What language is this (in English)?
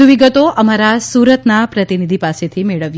Gujarati